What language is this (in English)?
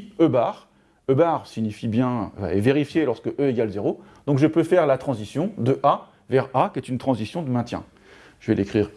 French